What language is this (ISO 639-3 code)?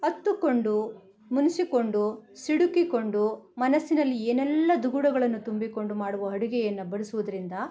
kan